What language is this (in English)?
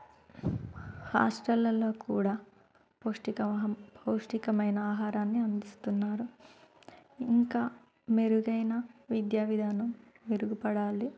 Telugu